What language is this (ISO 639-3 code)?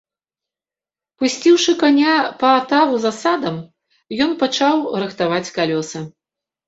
bel